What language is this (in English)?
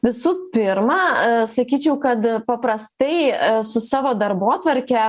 Lithuanian